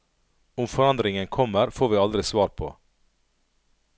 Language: Norwegian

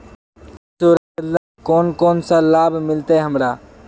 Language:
Magahi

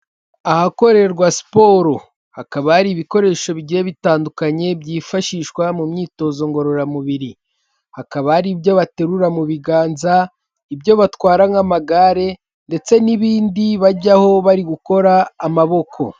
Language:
Kinyarwanda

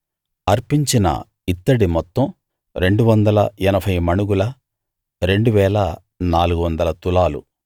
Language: Telugu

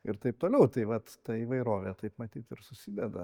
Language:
Lithuanian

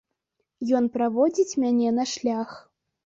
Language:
Belarusian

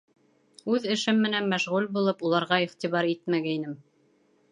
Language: Bashkir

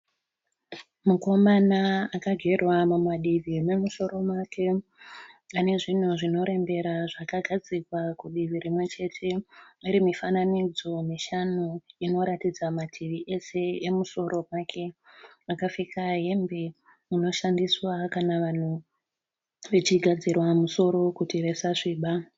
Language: Shona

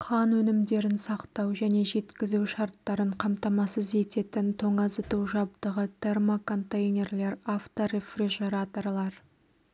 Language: Kazakh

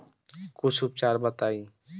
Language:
Bhojpuri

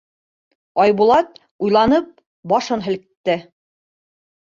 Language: Bashkir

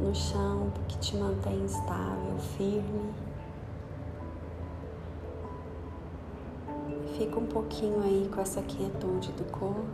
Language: Portuguese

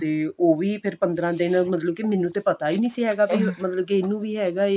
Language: Punjabi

